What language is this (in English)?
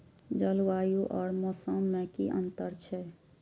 Maithili